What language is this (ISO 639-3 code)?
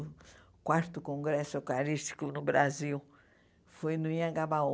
por